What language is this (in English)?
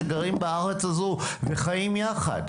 Hebrew